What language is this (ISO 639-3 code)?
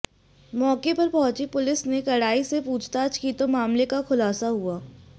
hin